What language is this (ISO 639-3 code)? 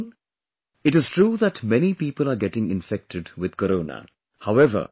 eng